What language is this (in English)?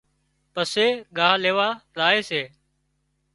Wadiyara Koli